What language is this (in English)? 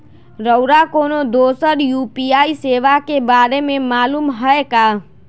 Magahi